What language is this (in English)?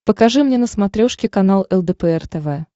Russian